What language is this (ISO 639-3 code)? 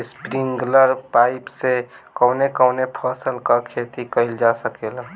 bho